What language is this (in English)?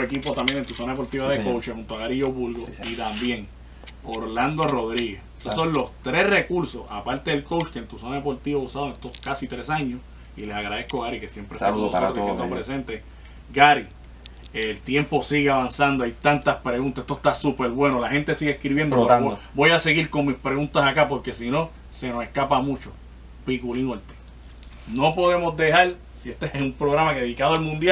Spanish